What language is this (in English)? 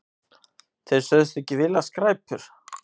Icelandic